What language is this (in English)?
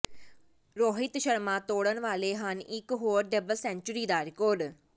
Punjabi